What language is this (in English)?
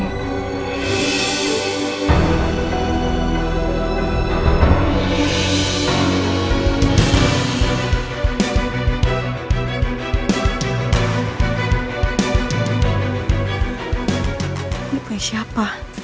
Indonesian